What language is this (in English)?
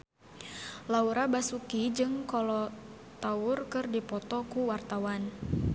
Sundanese